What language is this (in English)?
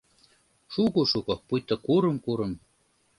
Mari